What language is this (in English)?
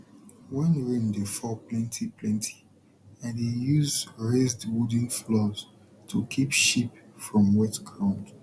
Nigerian Pidgin